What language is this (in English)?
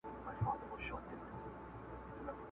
Pashto